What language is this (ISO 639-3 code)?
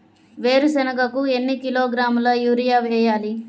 tel